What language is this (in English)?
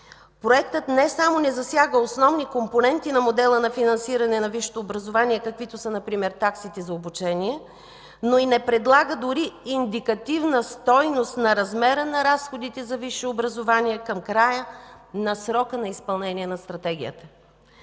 Bulgarian